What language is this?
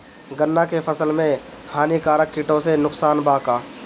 Bhojpuri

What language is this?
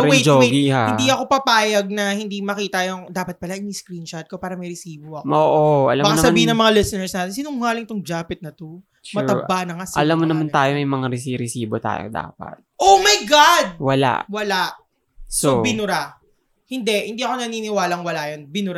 Filipino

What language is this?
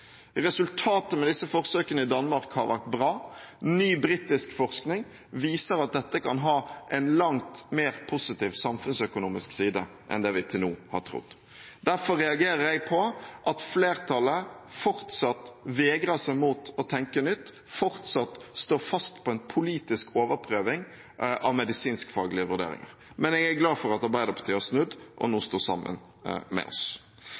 Norwegian Bokmål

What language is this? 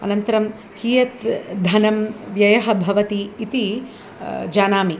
Sanskrit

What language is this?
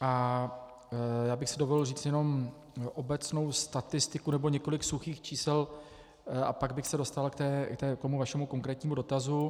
Czech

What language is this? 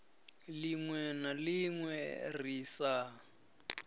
Venda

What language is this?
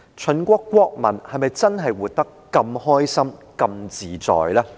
Cantonese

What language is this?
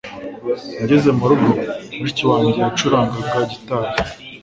Kinyarwanda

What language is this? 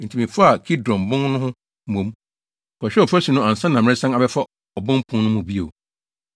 Akan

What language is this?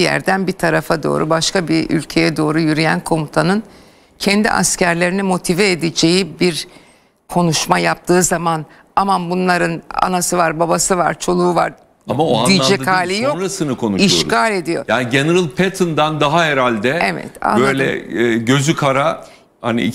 Turkish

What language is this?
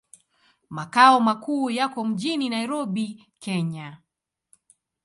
Swahili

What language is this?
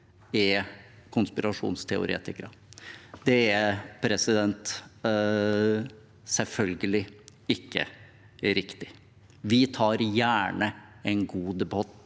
Norwegian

